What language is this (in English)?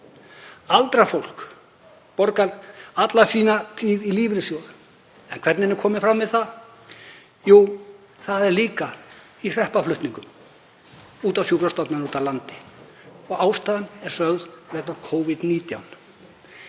Icelandic